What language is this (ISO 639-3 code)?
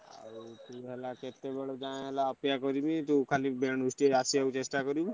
ori